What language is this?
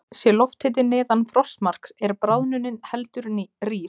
Icelandic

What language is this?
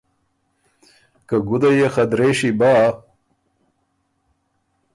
Ormuri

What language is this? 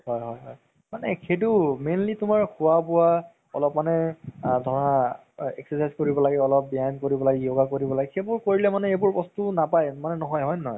Assamese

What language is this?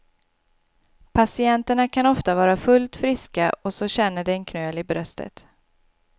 Swedish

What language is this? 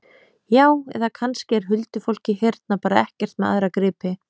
Icelandic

